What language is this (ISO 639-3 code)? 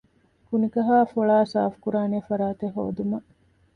div